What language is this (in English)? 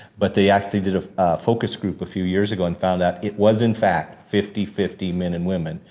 English